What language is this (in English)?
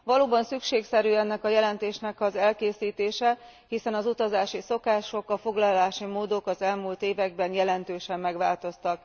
Hungarian